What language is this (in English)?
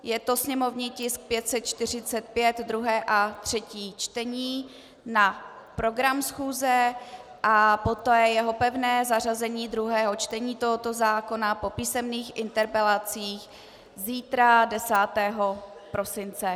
Czech